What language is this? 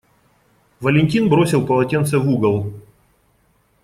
Russian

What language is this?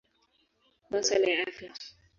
Swahili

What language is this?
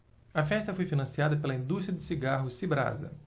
Portuguese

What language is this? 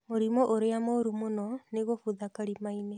Kikuyu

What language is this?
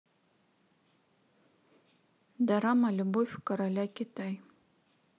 Russian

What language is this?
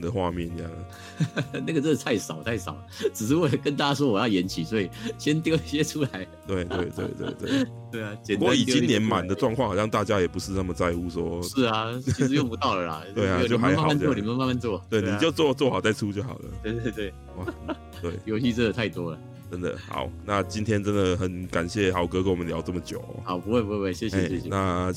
Chinese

